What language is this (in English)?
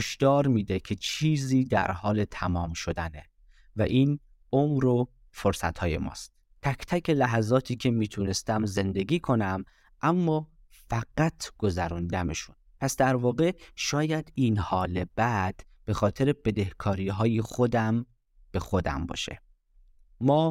Persian